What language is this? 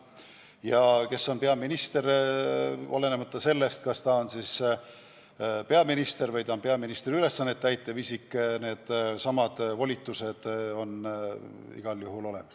Estonian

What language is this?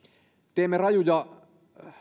Finnish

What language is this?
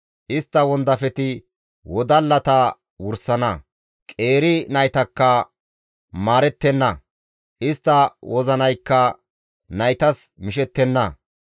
Gamo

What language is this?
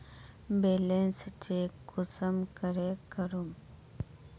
Magahi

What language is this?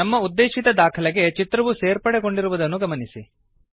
Kannada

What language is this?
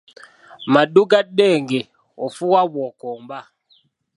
Ganda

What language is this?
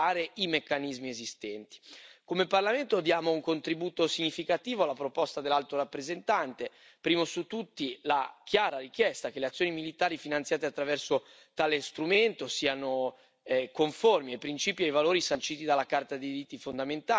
Italian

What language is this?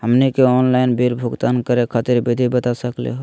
Magahi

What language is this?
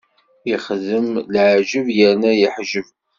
Kabyle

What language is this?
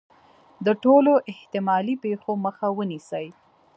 Pashto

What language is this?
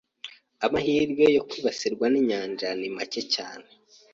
Kinyarwanda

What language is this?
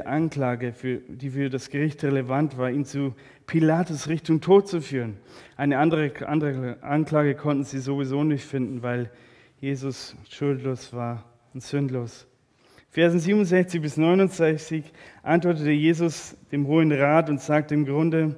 German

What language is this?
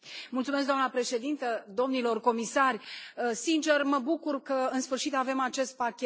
Romanian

